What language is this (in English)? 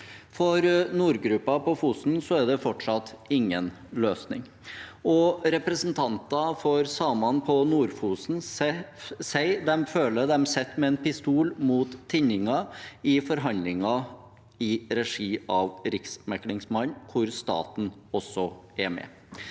Norwegian